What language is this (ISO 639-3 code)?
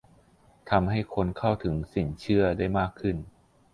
tha